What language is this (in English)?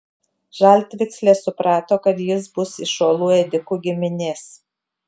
Lithuanian